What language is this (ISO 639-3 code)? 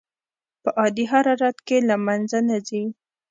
pus